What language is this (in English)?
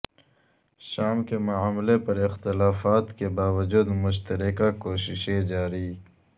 Urdu